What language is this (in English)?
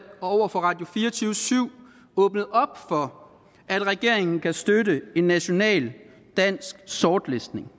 Danish